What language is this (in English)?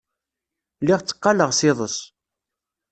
Kabyle